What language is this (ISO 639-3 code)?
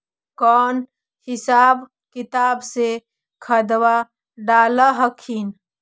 mag